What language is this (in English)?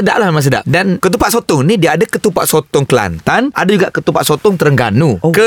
Malay